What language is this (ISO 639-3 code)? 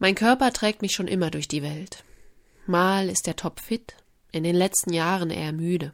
deu